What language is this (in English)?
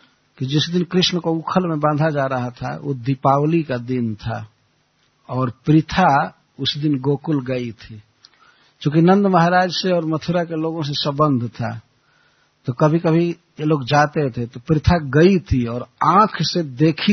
Hindi